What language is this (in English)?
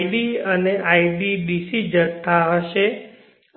Gujarati